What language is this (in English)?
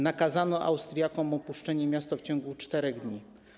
Polish